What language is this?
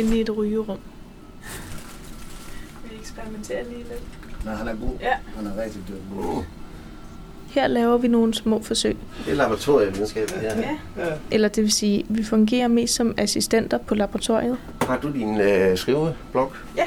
Danish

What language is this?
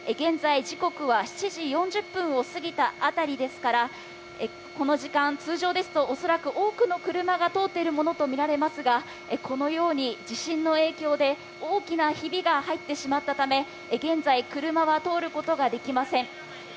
Japanese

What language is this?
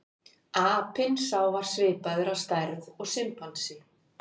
Icelandic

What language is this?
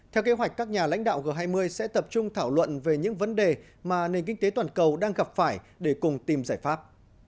Vietnamese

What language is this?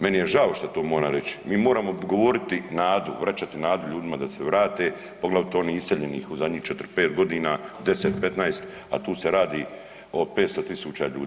Croatian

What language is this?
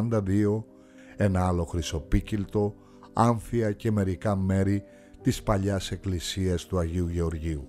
Greek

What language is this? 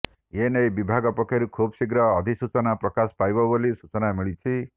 Odia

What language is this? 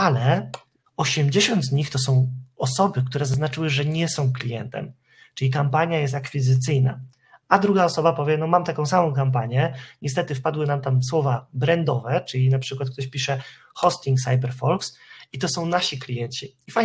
Polish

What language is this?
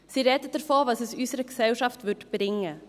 Swiss German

